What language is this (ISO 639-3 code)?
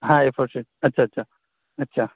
urd